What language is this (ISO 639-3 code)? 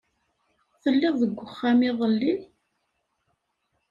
kab